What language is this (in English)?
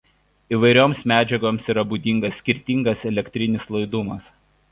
Lithuanian